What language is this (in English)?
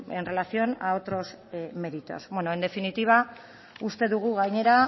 Spanish